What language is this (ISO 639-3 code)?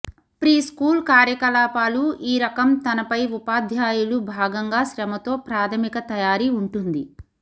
tel